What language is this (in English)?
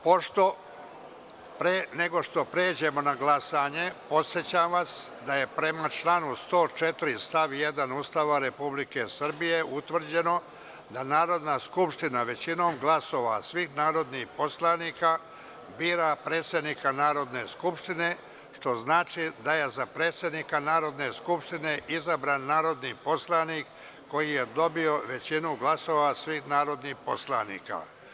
Serbian